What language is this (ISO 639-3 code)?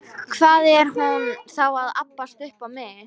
isl